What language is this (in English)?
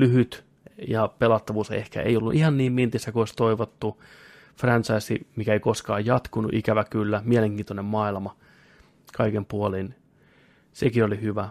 Finnish